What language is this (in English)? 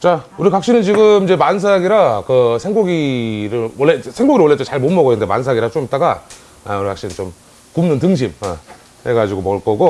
Korean